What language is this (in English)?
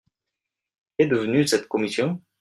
French